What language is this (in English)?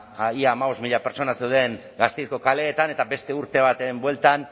Basque